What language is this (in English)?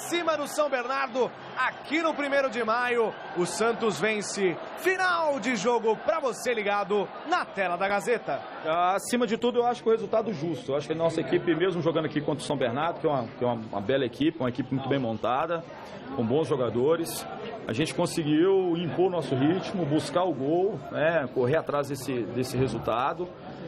Portuguese